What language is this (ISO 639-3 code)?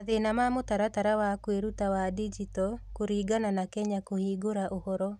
kik